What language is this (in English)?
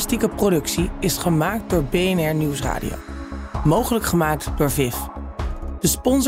Dutch